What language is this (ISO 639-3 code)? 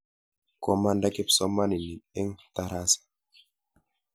kln